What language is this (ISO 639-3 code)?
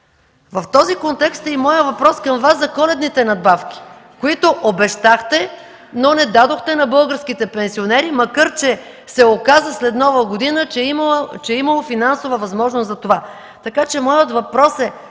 bul